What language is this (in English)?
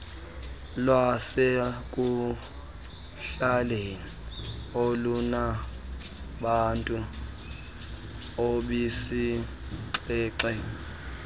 Xhosa